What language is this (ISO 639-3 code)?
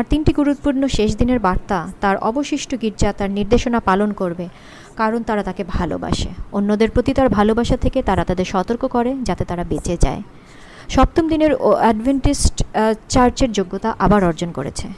ben